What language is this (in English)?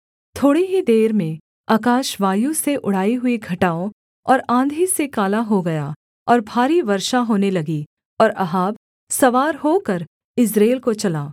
Hindi